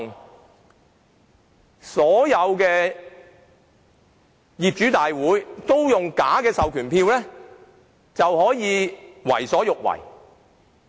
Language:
Cantonese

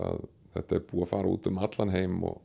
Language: Icelandic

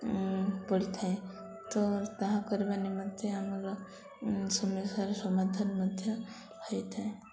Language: Odia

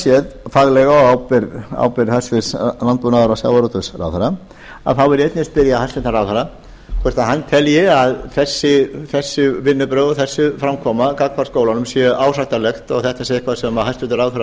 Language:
Icelandic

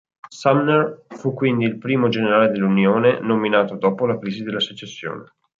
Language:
Italian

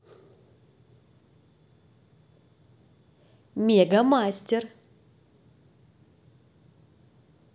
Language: Russian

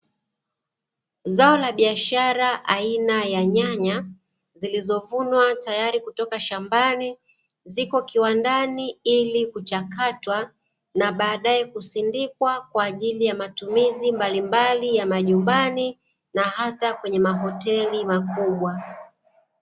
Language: Swahili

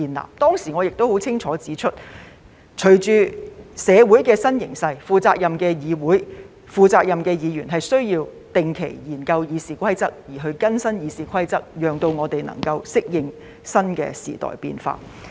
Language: Cantonese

